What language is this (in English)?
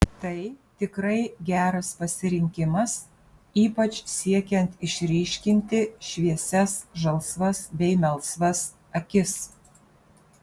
Lithuanian